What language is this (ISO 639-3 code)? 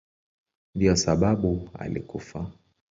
swa